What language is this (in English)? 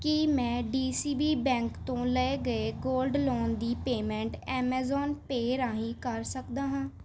Punjabi